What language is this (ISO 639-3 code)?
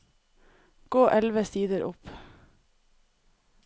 nor